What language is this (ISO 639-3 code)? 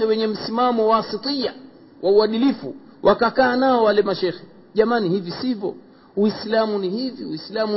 swa